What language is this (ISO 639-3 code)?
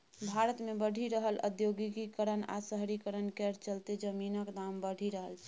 mai